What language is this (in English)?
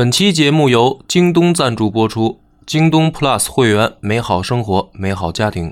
Chinese